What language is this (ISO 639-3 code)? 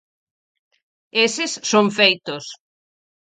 glg